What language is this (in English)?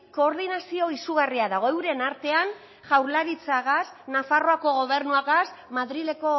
Basque